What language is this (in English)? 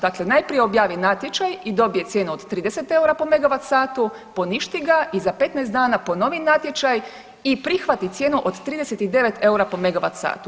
Croatian